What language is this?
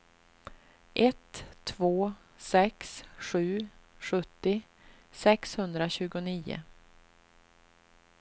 Swedish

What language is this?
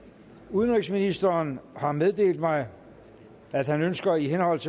Danish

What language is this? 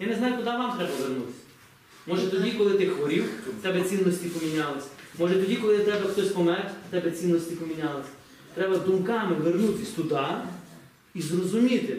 Ukrainian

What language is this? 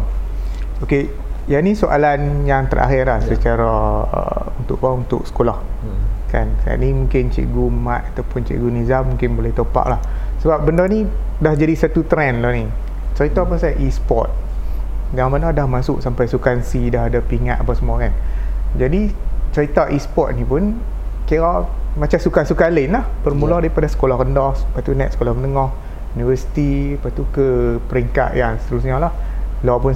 Malay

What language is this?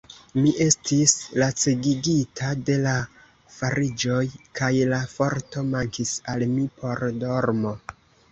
Esperanto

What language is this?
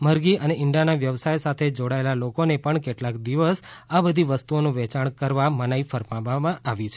Gujarati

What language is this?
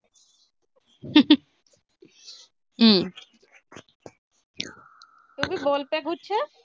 Punjabi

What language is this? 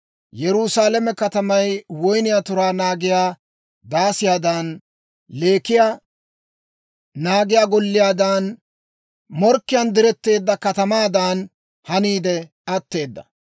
Dawro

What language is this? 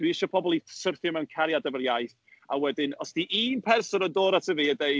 Welsh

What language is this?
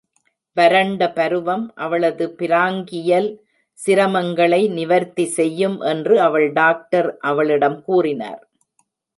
Tamil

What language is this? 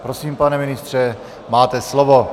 Czech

